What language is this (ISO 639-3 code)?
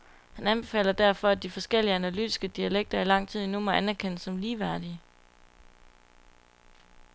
dan